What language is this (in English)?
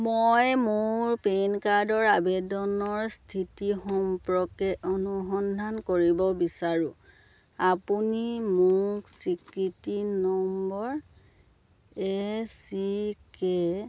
Assamese